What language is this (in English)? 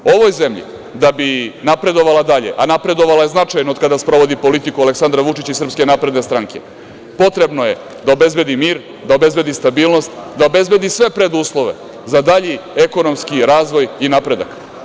Serbian